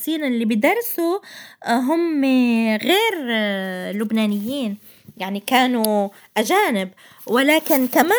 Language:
Arabic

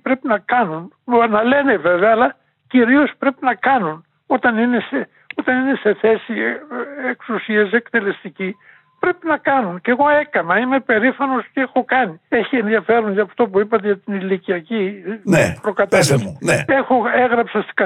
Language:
Greek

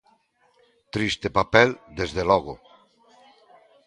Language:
Galician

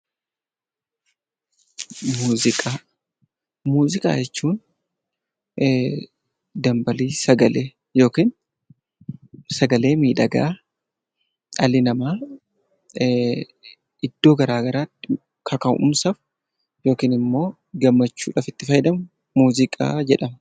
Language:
Oromo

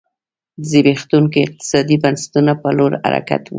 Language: Pashto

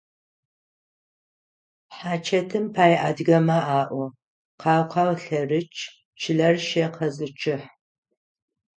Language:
Adyghe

